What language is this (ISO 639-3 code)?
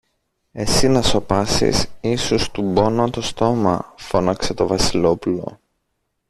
ell